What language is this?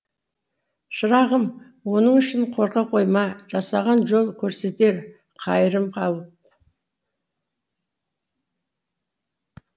Kazakh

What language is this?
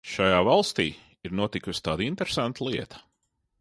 Latvian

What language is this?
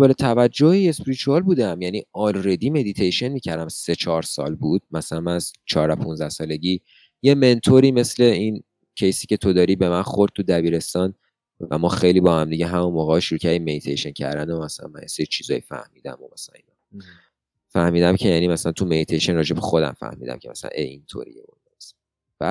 Persian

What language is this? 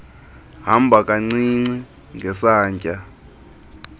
Xhosa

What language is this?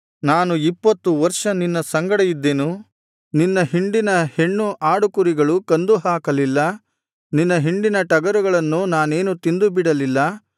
Kannada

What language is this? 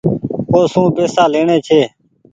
Goaria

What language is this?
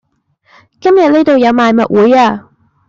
Cantonese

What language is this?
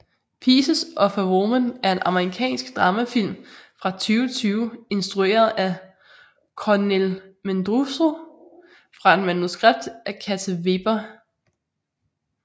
Danish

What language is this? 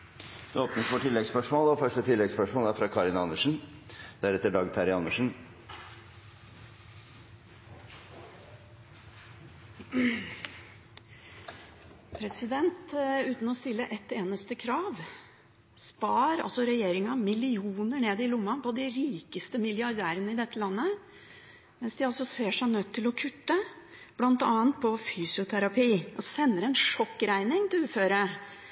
Norwegian Bokmål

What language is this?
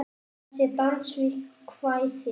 Icelandic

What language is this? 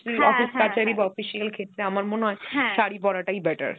Bangla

